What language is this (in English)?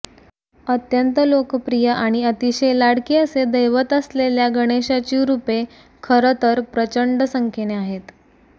Marathi